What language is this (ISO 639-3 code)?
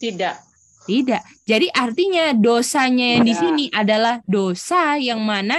ind